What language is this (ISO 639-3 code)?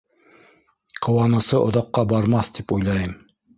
bak